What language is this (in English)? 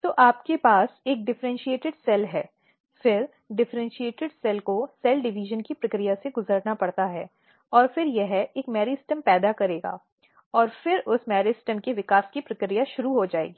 Hindi